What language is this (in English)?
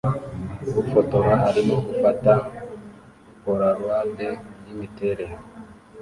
Kinyarwanda